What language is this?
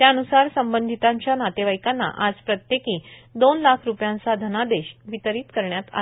Marathi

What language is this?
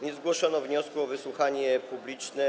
Polish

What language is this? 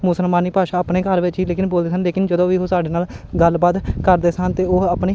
Punjabi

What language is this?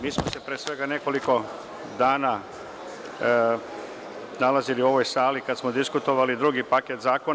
Serbian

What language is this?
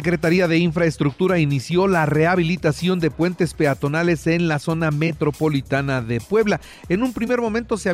Spanish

